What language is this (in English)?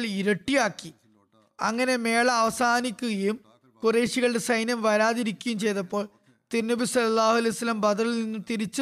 Malayalam